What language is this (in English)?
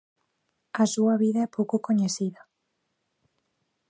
Galician